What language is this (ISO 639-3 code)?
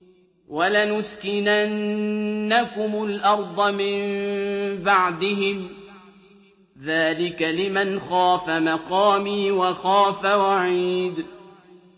ara